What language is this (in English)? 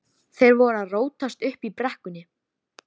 Icelandic